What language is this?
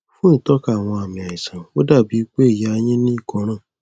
Yoruba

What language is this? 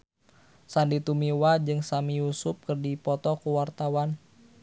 Sundanese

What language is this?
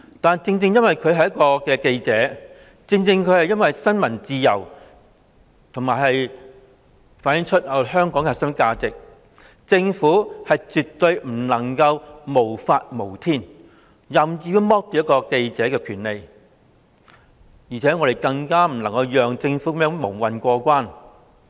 Cantonese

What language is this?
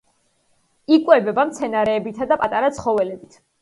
Georgian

